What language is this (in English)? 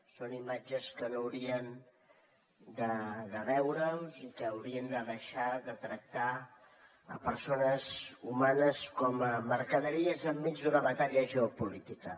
Catalan